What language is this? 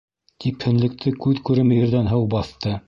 Bashkir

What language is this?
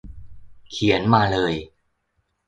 Thai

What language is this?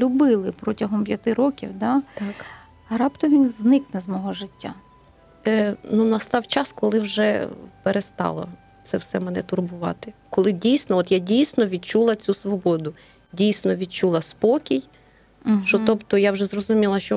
Ukrainian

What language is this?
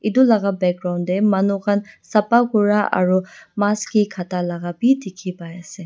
Naga Pidgin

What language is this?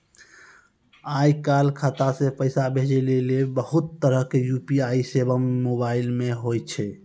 Maithili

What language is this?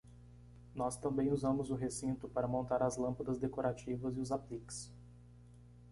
Portuguese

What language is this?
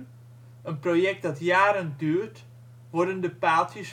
Dutch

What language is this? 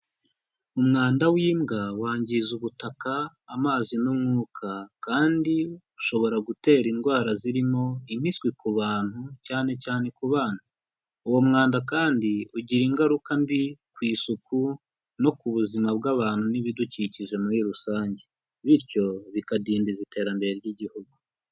Kinyarwanda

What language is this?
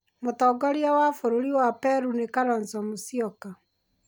Kikuyu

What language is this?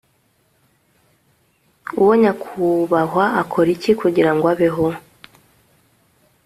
Kinyarwanda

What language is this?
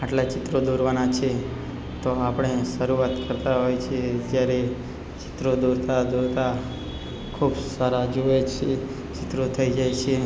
Gujarati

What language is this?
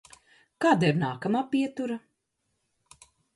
Latvian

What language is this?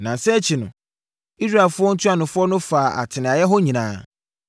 Akan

